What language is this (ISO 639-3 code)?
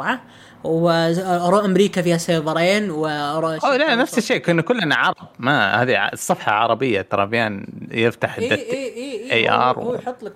ara